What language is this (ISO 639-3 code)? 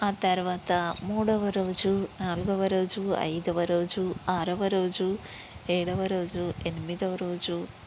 tel